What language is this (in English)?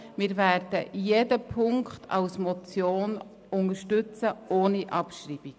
Swiss German